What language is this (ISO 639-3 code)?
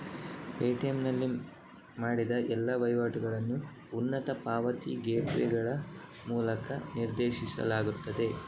kan